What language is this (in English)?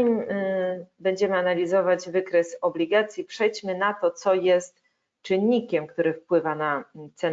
Polish